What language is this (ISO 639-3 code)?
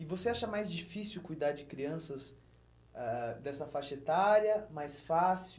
por